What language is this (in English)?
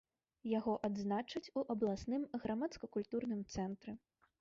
Belarusian